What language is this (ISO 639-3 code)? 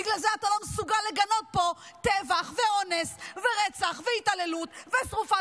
heb